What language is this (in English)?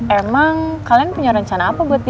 Indonesian